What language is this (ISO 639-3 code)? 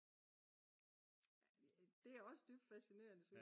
dan